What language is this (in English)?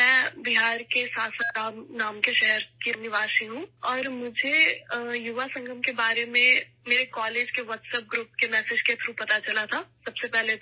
Urdu